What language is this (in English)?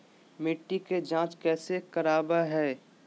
Magahi